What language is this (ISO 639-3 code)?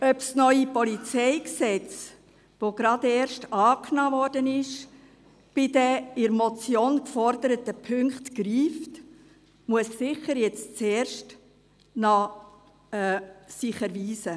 gsw